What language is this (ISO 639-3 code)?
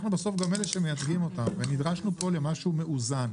heb